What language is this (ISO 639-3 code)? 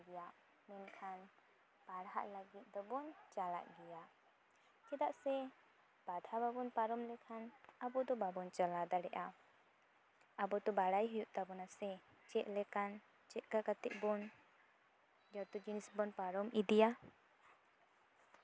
sat